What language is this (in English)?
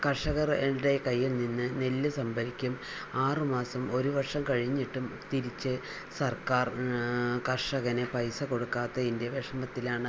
Malayalam